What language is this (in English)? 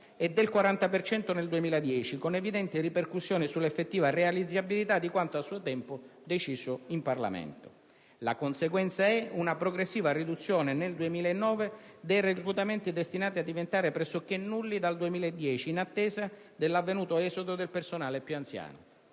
Italian